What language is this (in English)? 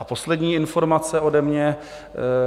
Czech